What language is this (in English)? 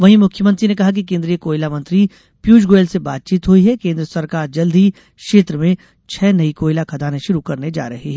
Hindi